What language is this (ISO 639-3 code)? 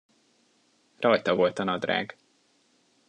hun